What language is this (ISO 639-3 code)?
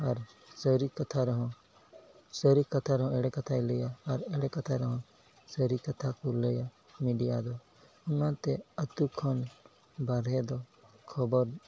sat